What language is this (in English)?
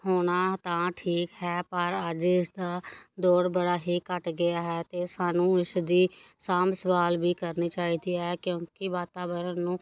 Punjabi